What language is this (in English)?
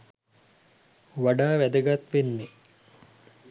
Sinhala